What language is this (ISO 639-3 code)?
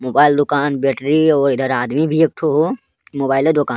anp